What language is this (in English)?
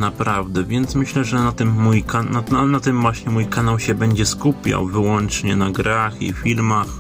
Polish